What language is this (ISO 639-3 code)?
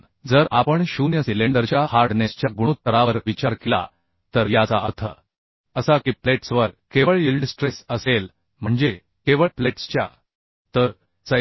mar